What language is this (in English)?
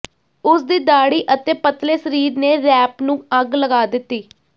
Punjabi